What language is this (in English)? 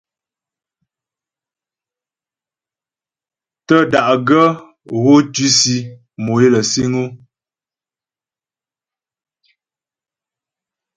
Ghomala